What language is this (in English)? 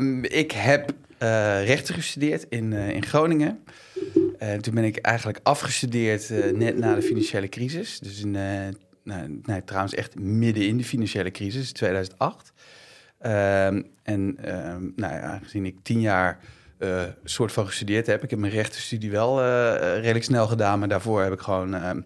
Dutch